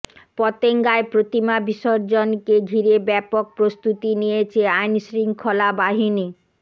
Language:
Bangla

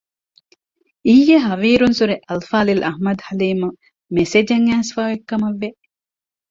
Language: Divehi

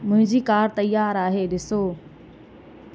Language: Sindhi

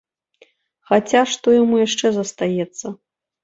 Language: Belarusian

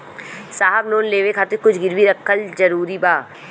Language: Bhojpuri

